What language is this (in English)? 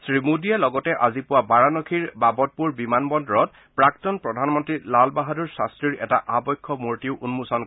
Assamese